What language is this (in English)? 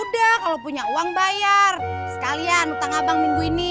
Indonesian